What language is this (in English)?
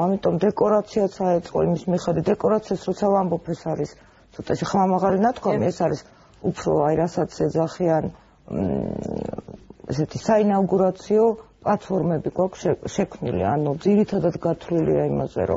Romanian